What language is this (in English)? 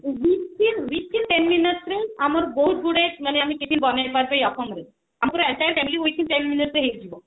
Odia